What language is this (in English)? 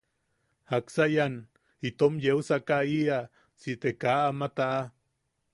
Yaqui